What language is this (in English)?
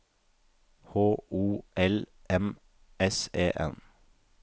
Norwegian